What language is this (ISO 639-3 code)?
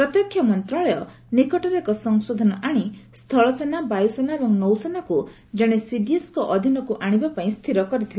ori